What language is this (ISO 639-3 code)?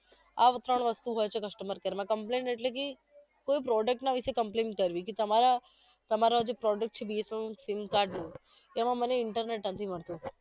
guj